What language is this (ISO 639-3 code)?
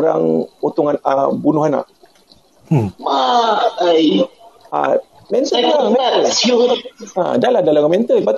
msa